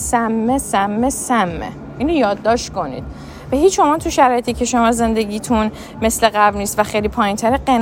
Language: Persian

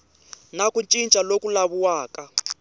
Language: Tsonga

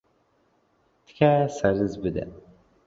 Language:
Central Kurdish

